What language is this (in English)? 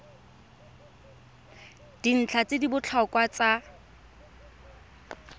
Tswana